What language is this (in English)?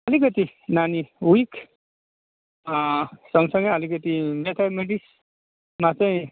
Nepali